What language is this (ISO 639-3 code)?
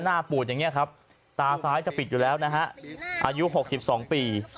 tha